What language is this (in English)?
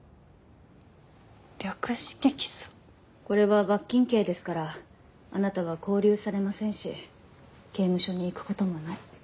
Japanese